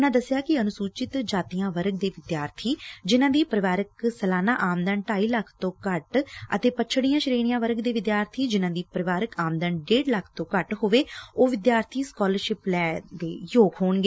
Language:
Punjabi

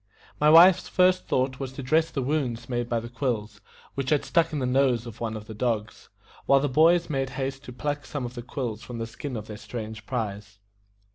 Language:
English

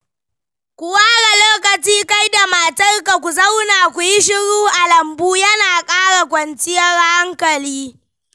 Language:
Hausa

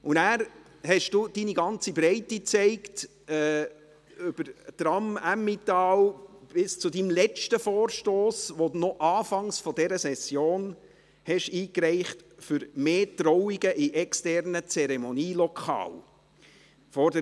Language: Swiss German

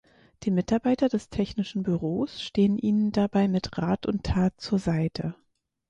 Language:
German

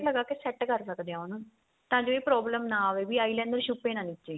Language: Punjabi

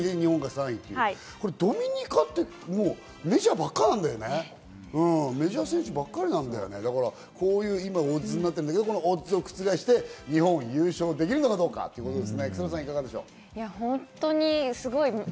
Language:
Japanese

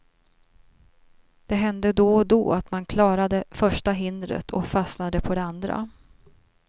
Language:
Swedish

